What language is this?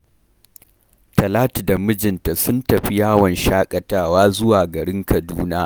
Hausa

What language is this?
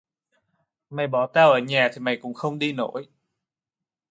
Vietnamese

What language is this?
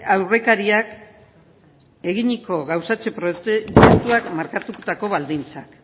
Basque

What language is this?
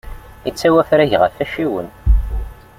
Kabyle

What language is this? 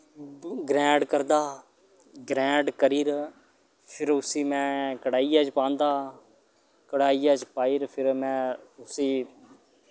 Dogri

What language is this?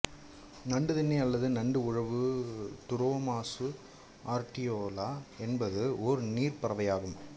Tamil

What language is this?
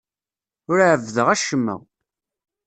Kabyle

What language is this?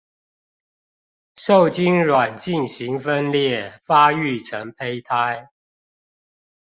Chinese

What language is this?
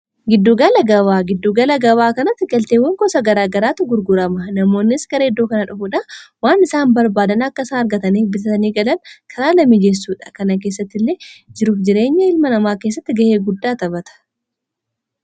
Oromo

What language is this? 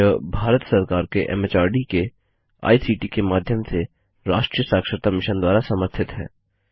Hindi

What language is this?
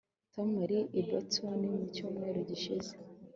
Kinyarwanda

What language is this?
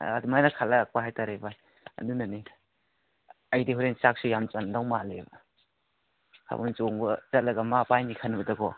Manipuri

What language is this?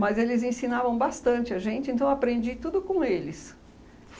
Portuguese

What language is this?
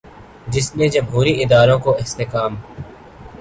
Urdu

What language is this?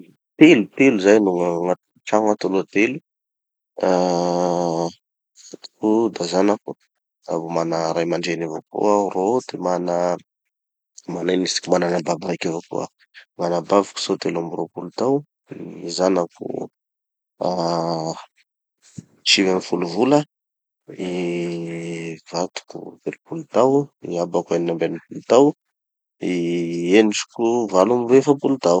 Tanosy Malagasy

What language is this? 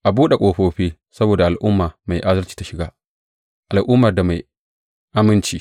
Hausa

